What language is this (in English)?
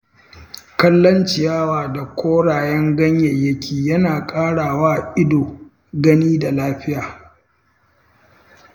Hausa